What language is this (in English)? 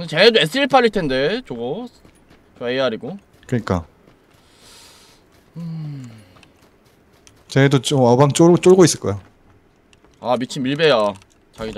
Korean